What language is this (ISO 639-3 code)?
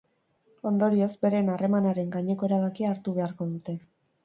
eus